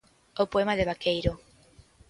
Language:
Galician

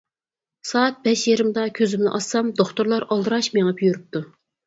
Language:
Uyghur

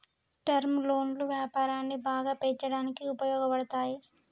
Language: Telugu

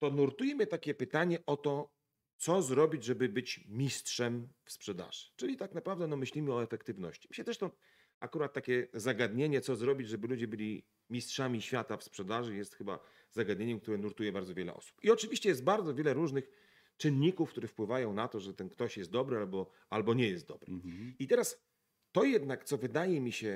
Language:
Polish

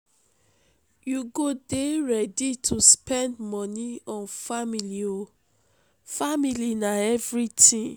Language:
Nigerian Pidgin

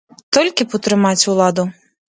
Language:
Belarusian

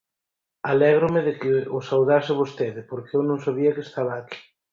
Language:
Galician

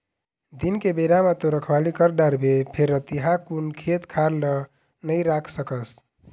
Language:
Chhattisgarhi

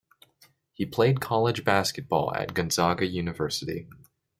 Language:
English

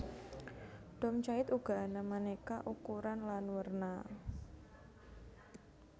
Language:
Javanese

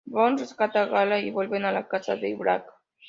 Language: Spanish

